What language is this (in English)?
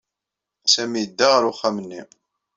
Kabyle